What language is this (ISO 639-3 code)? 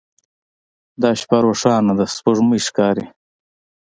pus